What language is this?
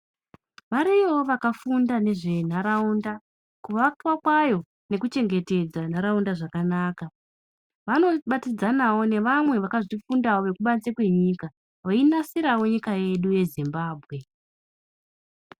Ndau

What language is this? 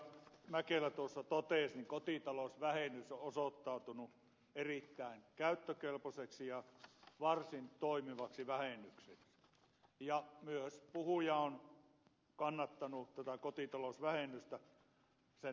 Finnish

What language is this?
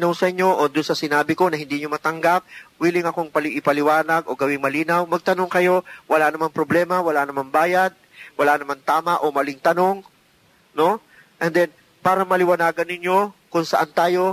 Filipino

